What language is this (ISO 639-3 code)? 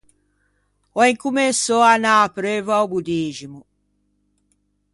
lij